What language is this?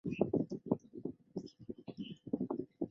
Chinese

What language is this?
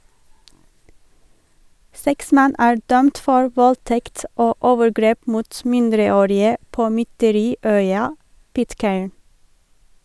Norwegian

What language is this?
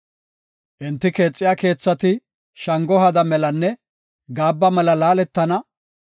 Gofa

